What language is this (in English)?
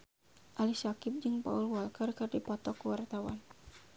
Sundanese